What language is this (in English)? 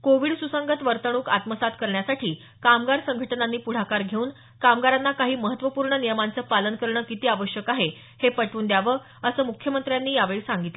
Marathi